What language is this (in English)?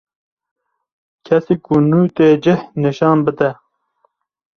Kurdish